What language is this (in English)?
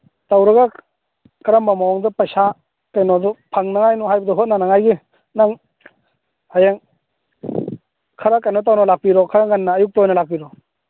Manipuri